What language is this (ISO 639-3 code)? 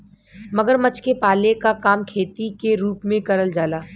bho